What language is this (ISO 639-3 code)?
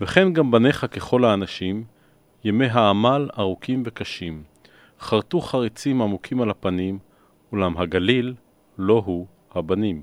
heb